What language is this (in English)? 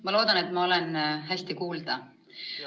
Estonian